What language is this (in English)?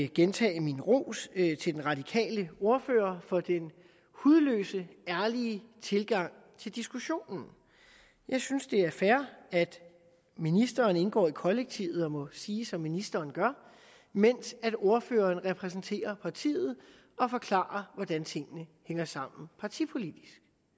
Danish